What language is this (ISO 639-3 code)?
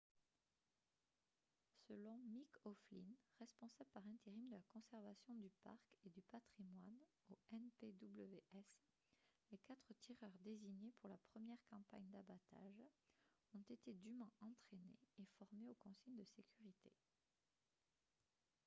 fra